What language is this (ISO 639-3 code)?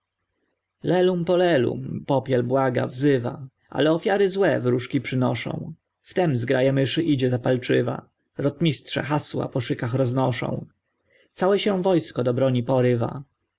pol